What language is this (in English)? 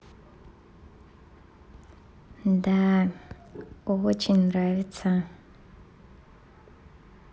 Russian